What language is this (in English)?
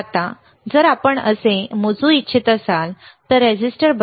Marathi